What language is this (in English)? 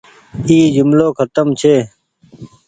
Goaria